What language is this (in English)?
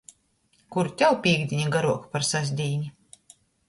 Latgalian